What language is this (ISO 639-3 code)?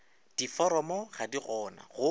nso